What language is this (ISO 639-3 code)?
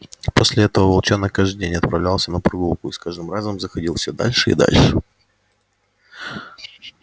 rus